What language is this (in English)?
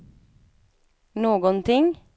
Swedish